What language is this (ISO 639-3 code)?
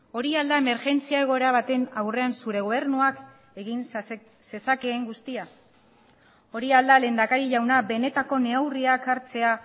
eus